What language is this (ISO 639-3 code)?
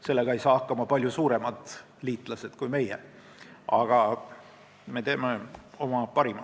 est